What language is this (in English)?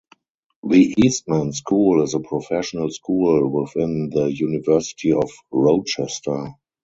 English